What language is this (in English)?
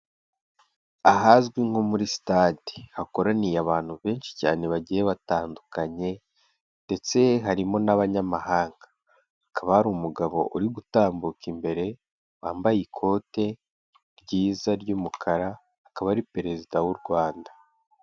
Kinyarwanda